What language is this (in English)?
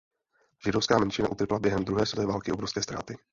Czech